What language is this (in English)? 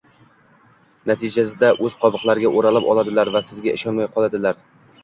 Uzbek